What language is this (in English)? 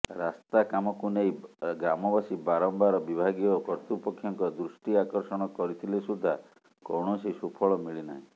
Odia